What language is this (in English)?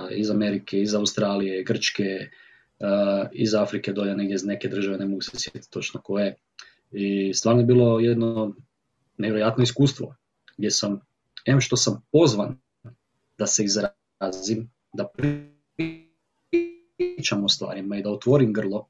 Croatian